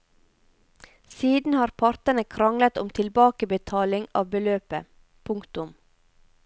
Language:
Norwegian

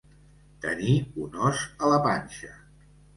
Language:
Catalan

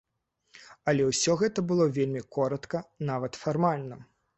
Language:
Belarusian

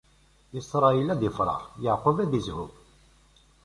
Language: Kabyle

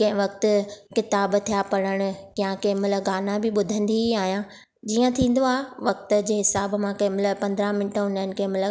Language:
Sindhi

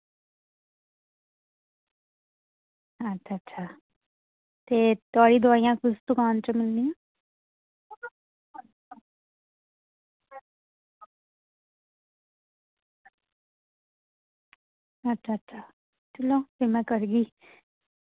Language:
Dogri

